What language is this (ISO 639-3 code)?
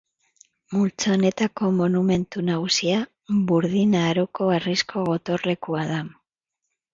eus